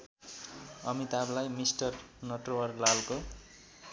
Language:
Nepali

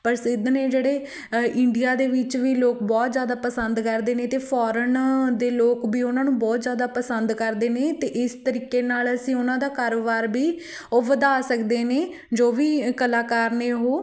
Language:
Punjabi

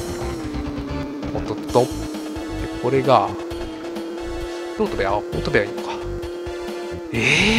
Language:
Japanese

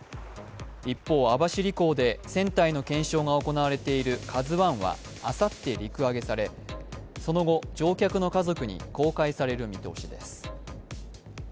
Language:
Japanese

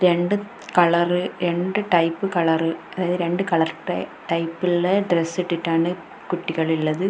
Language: Malayalam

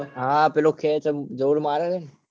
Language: Gujarati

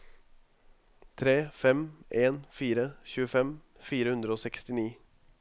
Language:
Norwegian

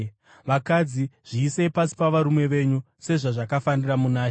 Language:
Shona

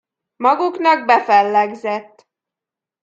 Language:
Hungarian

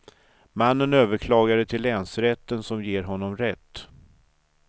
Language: Swedish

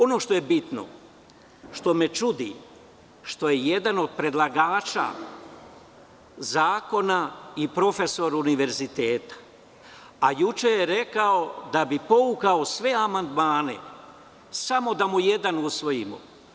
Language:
Serbian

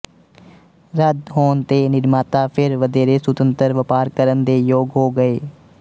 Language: Punjabi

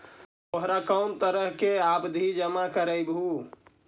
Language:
Magahi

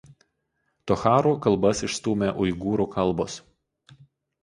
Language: Lithuanian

